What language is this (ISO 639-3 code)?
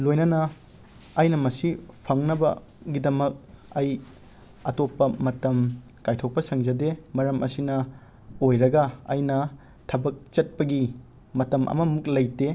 mni